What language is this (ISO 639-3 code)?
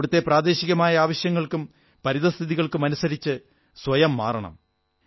mal